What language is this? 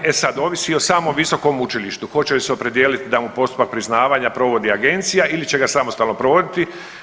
Croatian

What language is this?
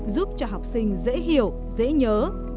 Vietnamese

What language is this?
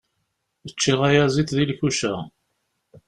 Kabyle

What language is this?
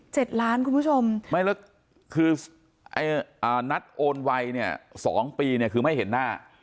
Thai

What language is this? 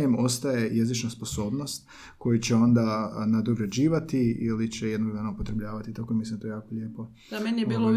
Croatian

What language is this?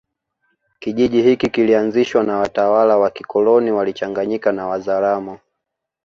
Swahili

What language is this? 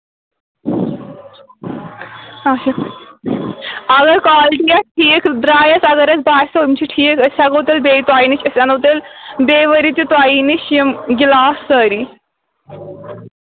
Kashmiri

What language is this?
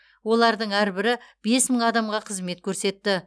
Kazakh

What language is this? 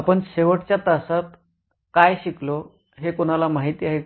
Marathi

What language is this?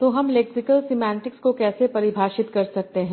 Hindi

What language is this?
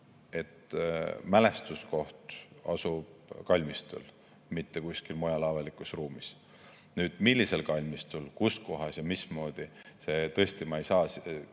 Estonian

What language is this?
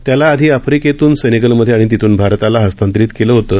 Marathi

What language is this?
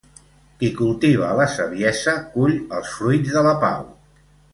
Catalan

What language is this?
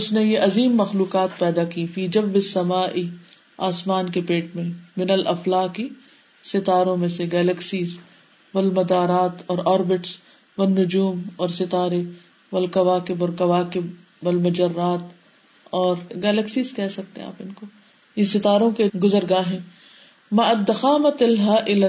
Urdu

